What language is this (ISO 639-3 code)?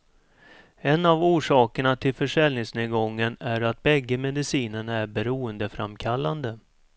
swe